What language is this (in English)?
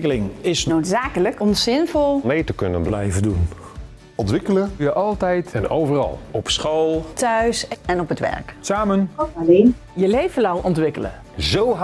Dutch